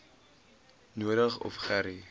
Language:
Afrikaans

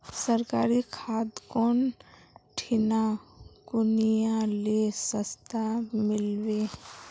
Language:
Magahi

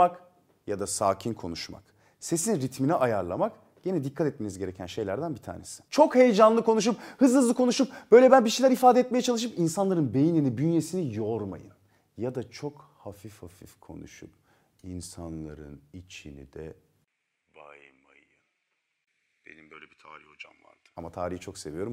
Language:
Turkish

